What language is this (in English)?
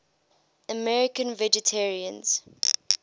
English